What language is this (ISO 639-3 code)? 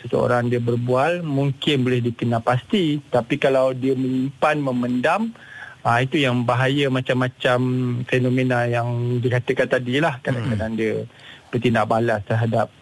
msa